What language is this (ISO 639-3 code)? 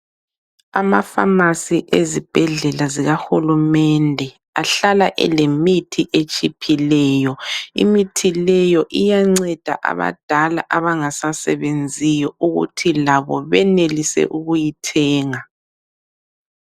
nde